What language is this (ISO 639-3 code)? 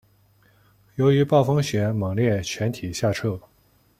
zho